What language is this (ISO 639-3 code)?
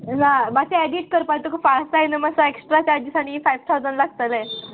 kok